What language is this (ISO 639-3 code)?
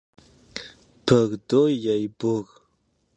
kbd